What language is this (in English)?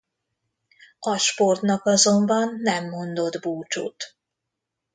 Hungarian